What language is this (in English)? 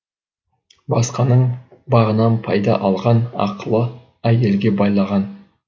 Kazakh